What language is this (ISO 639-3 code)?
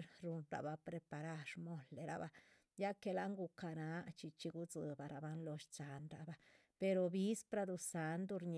zpv